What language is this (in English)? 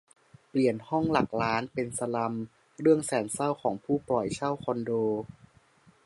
Thai